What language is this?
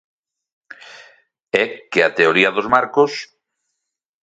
Galician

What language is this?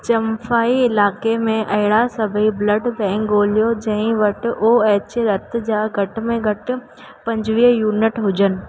Sindhi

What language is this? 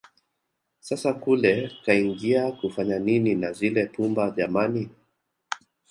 Swahili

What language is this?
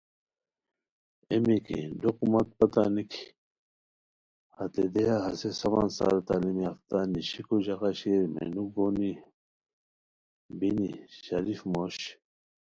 Khowar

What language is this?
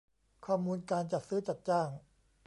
Thai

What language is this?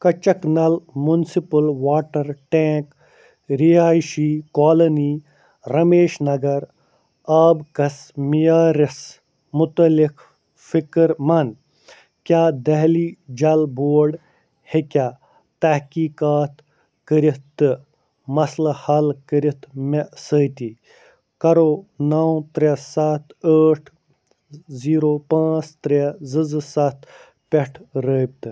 Kashmiri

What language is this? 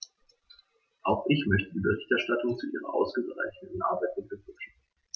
German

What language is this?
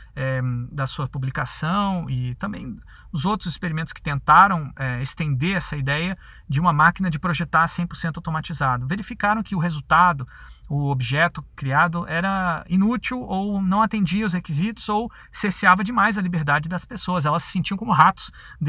Portuguese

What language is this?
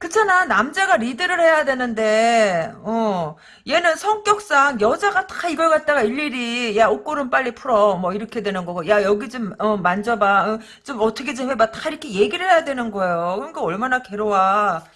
Korean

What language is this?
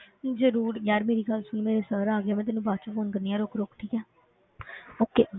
Punjabi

